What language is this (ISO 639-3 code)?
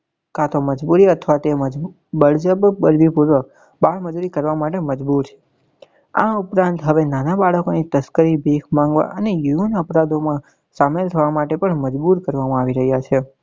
guj